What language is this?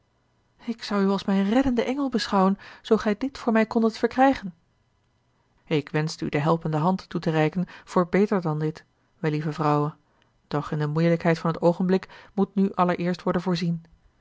Dutch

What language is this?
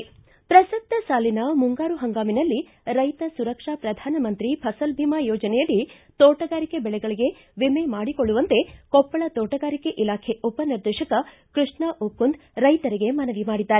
Kannada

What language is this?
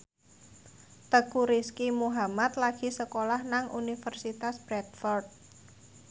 Javanese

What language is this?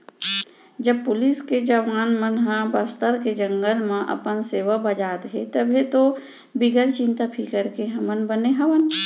Chhattisgarhi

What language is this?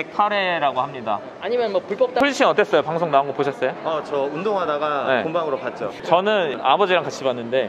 Korean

